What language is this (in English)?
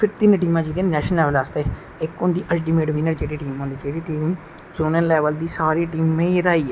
Dogri